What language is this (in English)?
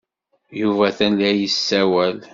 Kabyle